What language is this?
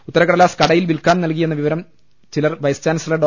Malayalam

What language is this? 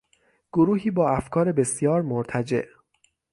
Persian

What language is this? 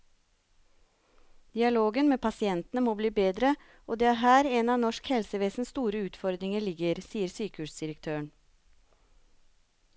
Norwegian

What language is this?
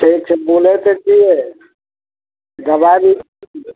Maithili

